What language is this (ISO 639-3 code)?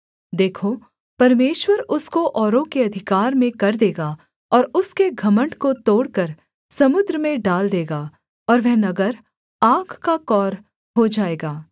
hin